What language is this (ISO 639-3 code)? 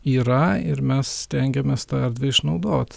lit